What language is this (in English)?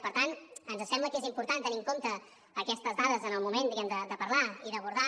Catalan